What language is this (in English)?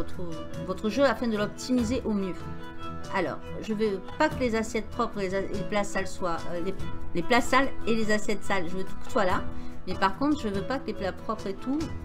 French